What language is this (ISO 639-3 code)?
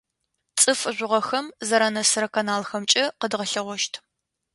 ady